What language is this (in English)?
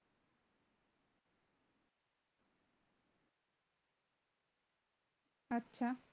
Bangla